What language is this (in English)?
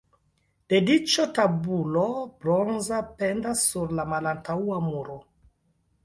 Esperanto